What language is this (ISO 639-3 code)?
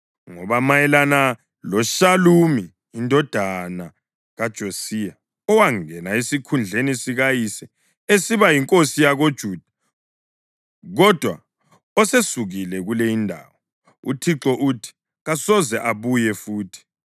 nde